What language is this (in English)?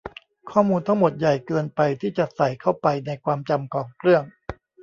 Thai